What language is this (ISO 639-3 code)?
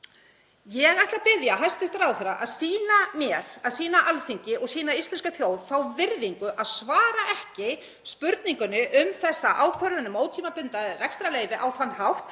isl